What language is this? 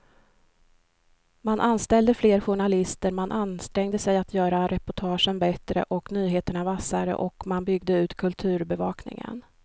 Swedish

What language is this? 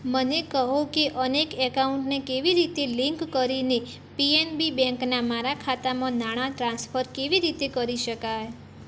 Gujarati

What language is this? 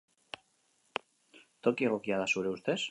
Basque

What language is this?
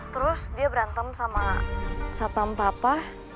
Indonesian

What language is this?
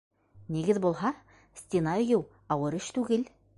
Bashkir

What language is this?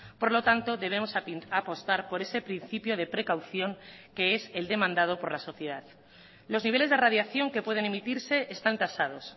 Spanish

